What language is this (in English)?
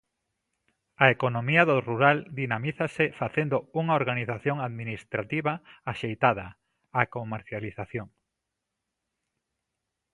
Galician